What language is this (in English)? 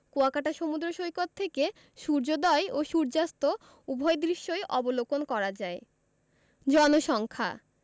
Bangla